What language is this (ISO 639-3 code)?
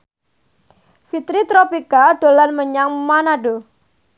jav